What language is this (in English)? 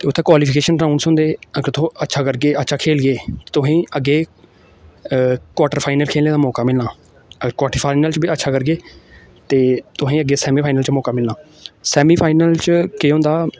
Dogri